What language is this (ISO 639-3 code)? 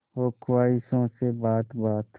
hin